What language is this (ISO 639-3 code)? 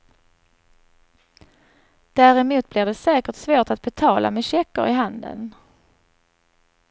swe